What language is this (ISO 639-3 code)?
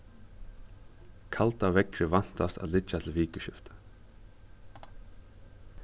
fao